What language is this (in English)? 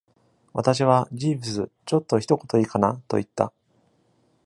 Japanese